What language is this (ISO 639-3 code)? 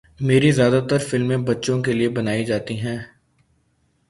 urd